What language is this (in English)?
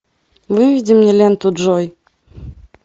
Russian